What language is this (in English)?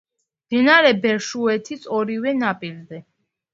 Georgian